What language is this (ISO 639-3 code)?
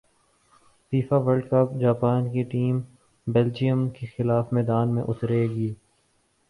urd